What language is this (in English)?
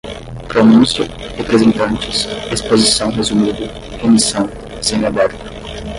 Portuguese